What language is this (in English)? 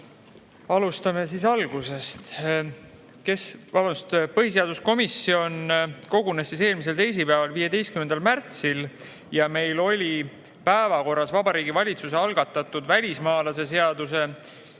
Estonian